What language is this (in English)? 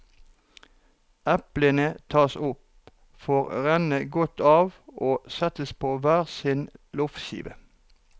Norwegian